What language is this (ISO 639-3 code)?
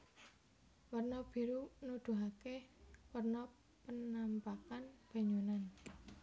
jav